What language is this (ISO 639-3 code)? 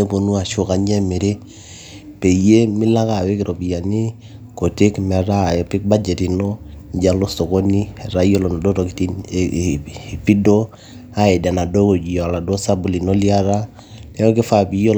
mas